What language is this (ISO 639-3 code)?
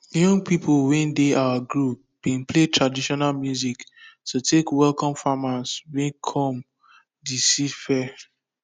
pcm